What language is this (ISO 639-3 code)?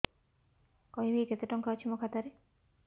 ori